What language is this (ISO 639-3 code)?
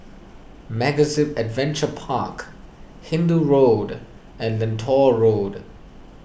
eng